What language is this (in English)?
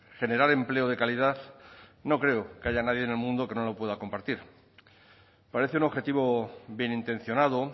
Spanish